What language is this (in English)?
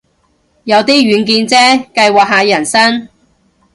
Cantonese